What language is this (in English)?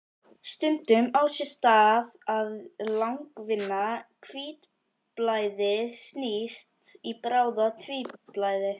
Icelandic